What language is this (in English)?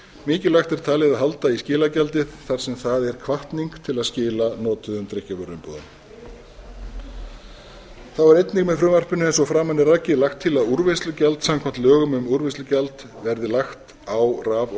Icelandic